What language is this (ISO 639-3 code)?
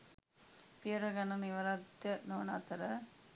sin